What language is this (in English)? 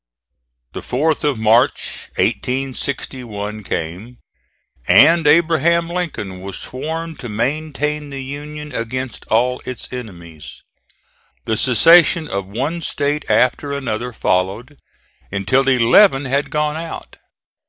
English